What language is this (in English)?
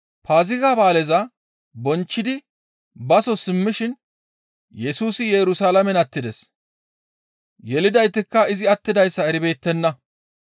Gamo